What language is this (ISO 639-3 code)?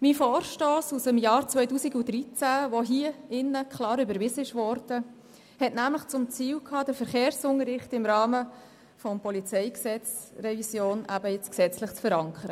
gsw